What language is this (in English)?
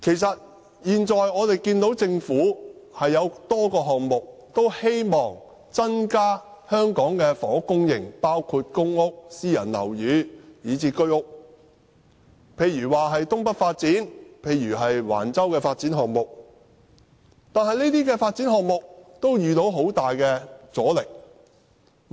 Cantonese